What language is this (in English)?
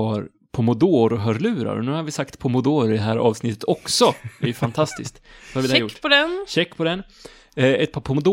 Swedish